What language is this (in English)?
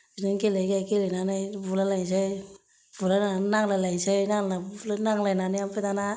Bodo